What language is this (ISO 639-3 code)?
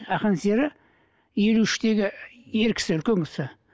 kaz